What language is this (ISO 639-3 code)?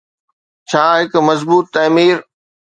snd